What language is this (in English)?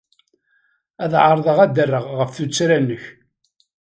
Kabyle